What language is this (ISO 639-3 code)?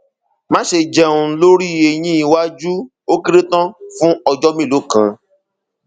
yor